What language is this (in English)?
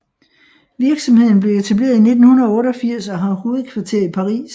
Danish